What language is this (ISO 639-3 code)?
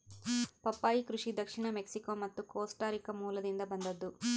kan